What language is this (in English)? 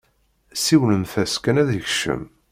Kabyle